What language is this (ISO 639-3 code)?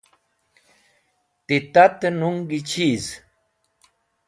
wbl